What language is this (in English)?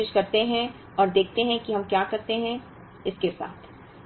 Hindi